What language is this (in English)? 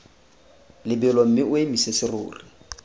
Tswana